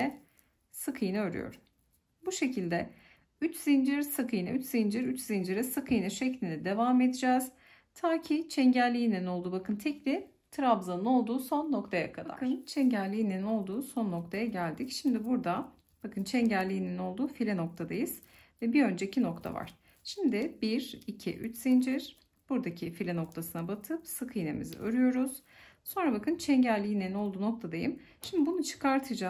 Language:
Turkish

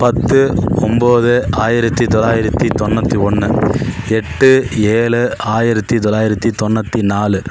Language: Tamil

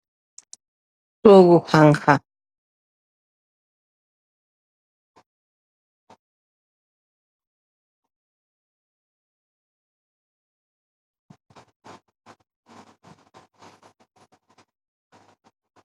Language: Wolof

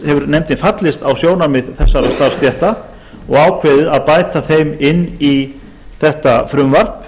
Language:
Icelandic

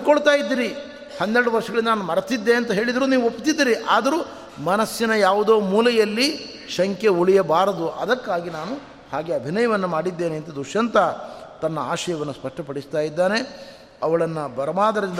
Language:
Kannada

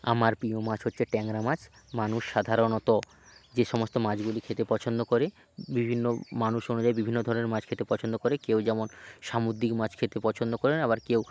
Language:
Bangla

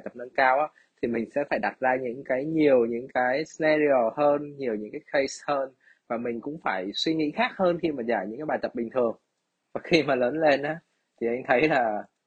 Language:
Vietnamese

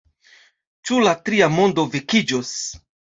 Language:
Esperanto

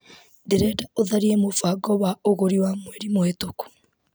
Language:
Kikuyu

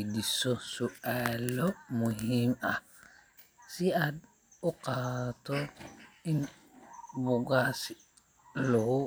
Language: Somali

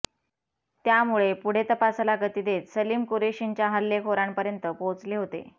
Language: Marathi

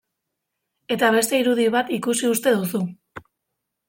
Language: Basque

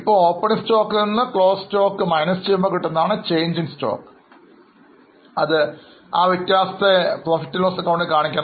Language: Malayalam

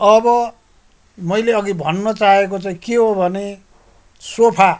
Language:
Nepali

